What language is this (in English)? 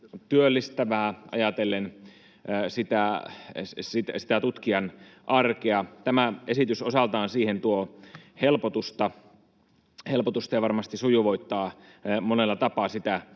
Finnish